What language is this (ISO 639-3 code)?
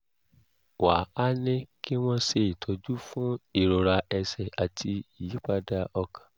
yor